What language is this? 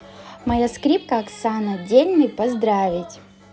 Russian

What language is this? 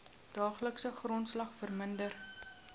Afrikaans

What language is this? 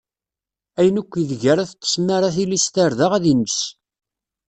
Kabyle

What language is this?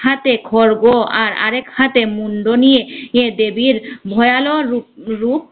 Bangla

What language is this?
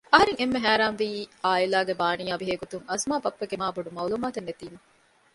Divehi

